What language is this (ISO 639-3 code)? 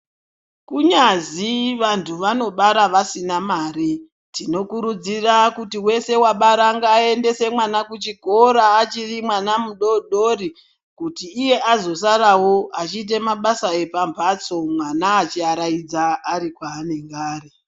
ndc